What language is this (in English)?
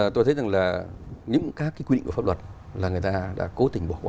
Vietnamese